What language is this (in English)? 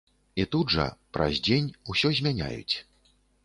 Belarusian